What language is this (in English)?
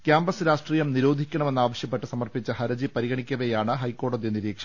Malayalam